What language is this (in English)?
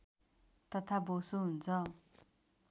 Nepali